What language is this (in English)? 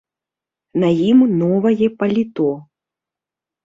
Belarusian